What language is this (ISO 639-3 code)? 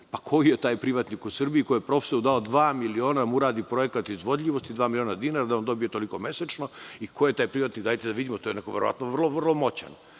srp